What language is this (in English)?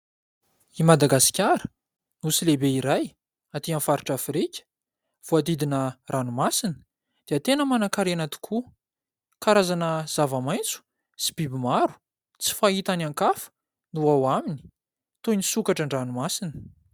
Malagasy